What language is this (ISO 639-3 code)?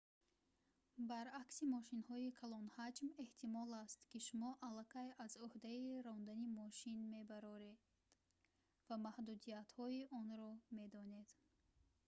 tgk